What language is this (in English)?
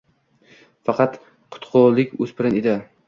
Uzbek